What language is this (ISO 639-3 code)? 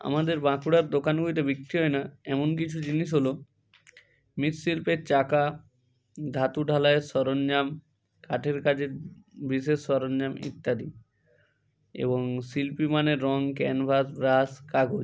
ben